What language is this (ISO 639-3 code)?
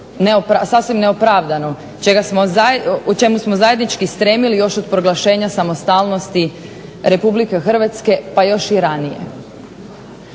hrv